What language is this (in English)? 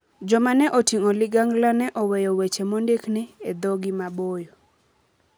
Luo (Kenya and Tanzania)